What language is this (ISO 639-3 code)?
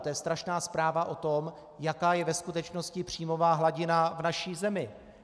ces